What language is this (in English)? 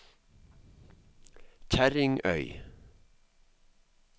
Norwegian